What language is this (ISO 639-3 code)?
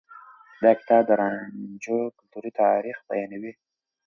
pus